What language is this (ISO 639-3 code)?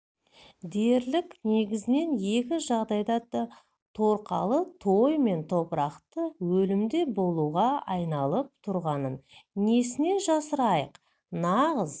kaz